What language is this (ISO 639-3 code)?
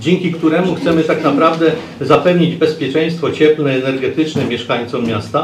pol